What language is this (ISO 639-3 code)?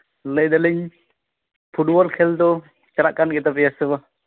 sat